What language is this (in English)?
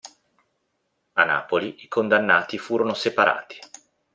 Italian